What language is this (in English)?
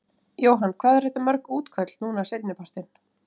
Icelandic